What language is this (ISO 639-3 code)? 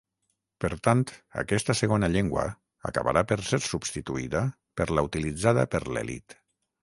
cat